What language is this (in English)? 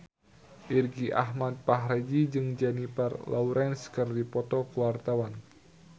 Sundanese